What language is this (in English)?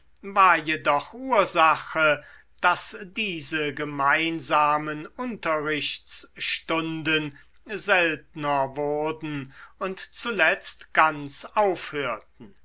German